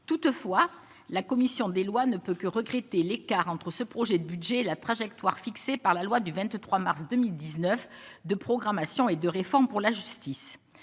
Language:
French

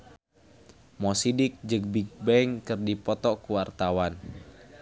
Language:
Sundanese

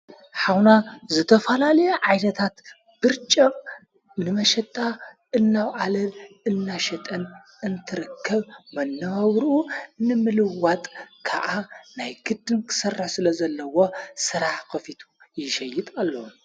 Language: Tigrinya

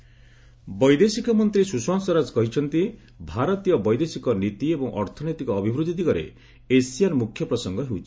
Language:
Odia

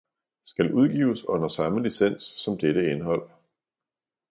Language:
Danish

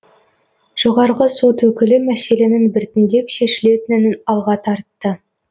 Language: Kazakh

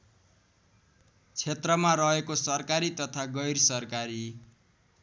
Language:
Nepali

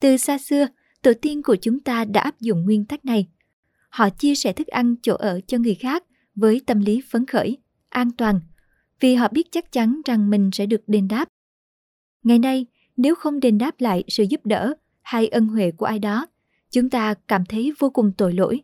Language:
Vietnamese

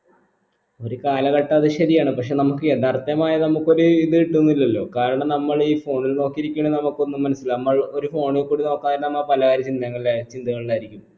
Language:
Malayalam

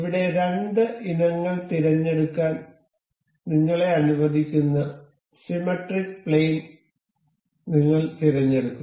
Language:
Malayalam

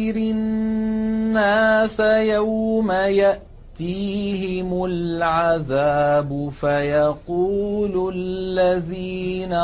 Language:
Arabic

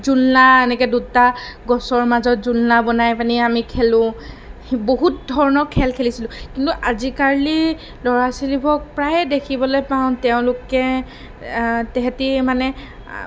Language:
Assamese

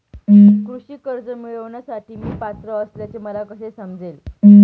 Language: Marathi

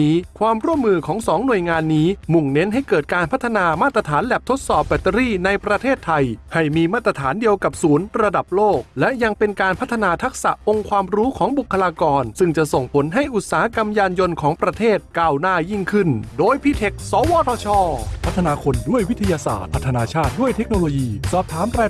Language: Thai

